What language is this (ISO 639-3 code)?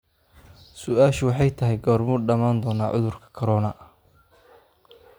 som